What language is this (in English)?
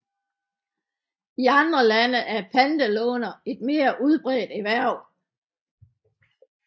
Danish